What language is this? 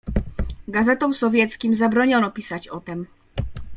Polish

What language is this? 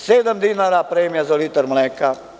Serbian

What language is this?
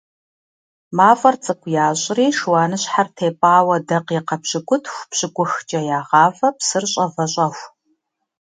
Kabardian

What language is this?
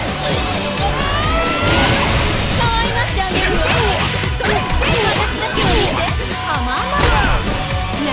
Korean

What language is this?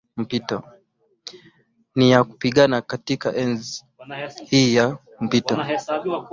Swahili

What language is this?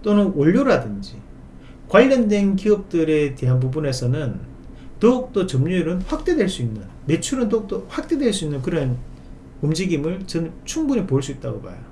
Korean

